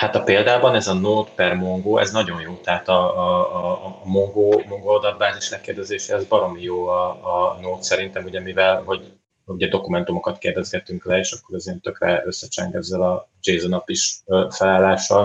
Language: Hungarian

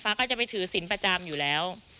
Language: Thai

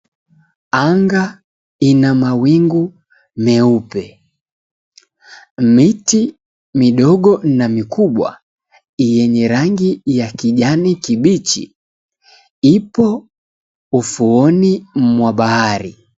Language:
Swahili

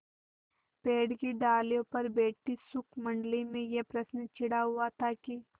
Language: Hindi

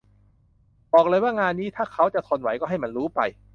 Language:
Thai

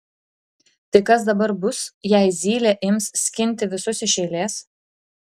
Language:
Lithuanian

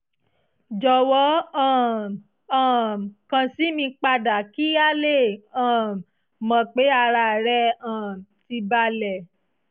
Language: Yoruba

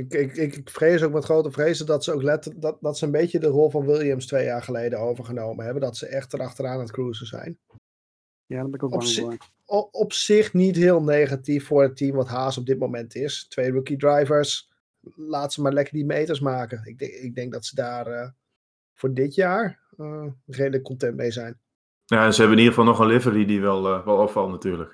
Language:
Dutch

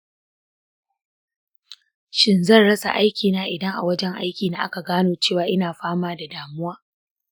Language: Hausa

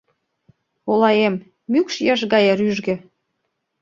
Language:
Mari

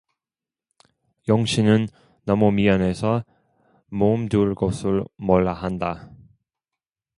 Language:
Korean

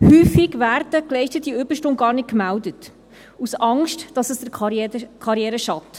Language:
Swiss German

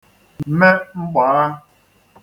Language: Igbo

